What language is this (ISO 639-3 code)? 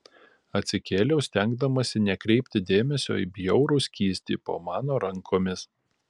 lit